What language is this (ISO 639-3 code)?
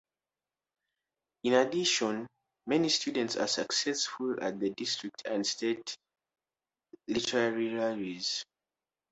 eng